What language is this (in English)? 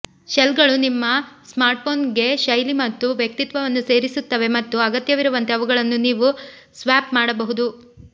Kannada